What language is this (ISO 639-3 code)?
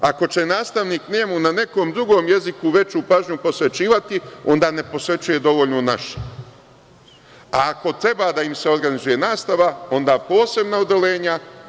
srp